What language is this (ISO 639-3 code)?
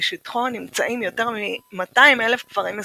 heb